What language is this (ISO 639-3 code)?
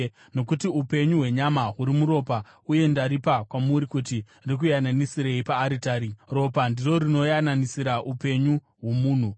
sna